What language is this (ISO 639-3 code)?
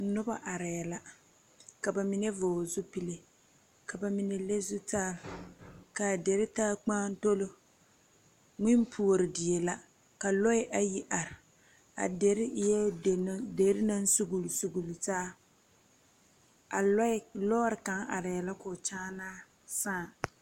dga